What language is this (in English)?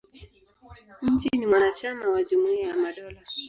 Swahili